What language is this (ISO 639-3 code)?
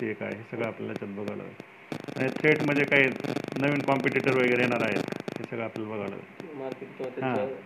mar